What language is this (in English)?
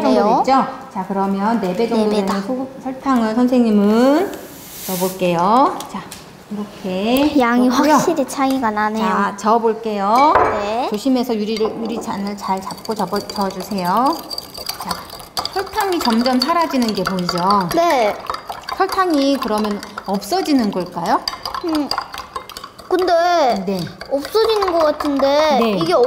Korean